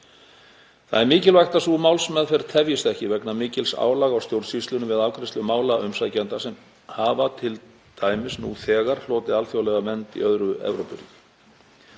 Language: Icelandic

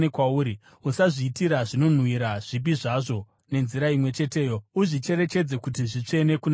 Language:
Shona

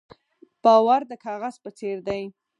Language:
Pashto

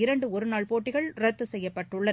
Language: Tamil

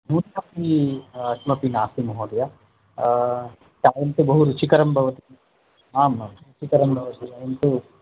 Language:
Sanskrit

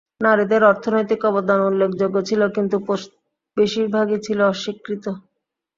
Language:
Bangla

